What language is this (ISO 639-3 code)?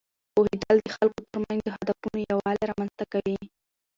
pus